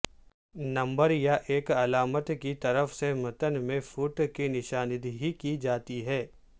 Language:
Urdu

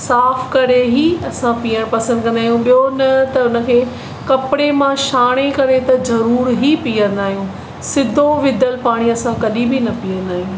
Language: Sindhi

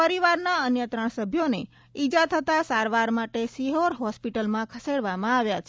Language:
Gujarati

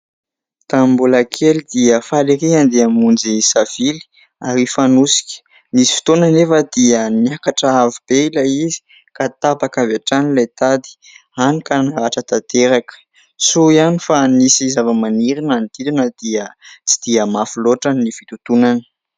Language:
Malagasy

